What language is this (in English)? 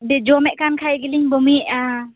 Santali